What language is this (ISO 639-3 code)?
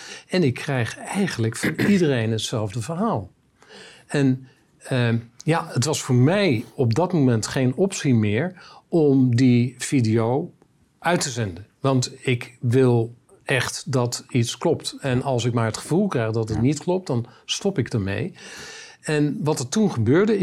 nld